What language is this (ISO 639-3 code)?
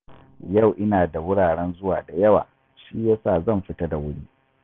hau